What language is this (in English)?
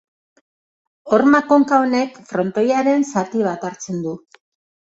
Basque